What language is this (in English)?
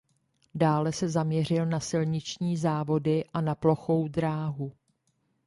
Czech